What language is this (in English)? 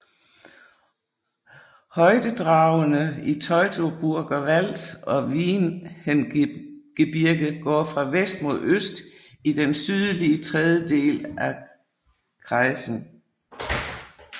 Danish